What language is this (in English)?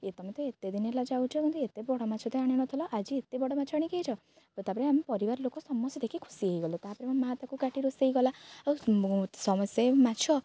Odia